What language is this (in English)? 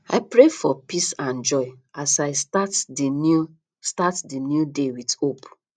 Nigerian Pidgin